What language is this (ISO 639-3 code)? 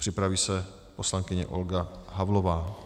ces